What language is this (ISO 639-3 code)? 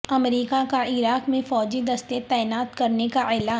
urd